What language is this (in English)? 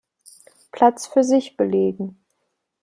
German